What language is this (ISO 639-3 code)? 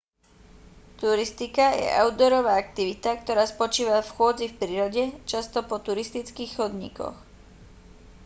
slk